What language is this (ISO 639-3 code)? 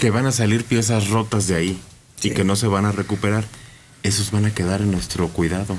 spa